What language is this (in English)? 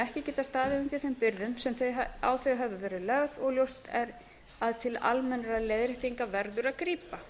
Icelandic